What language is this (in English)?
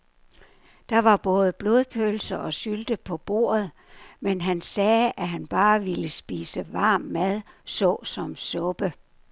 Danish